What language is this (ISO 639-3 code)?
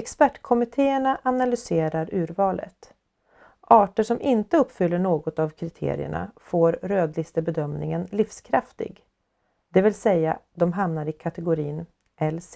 swe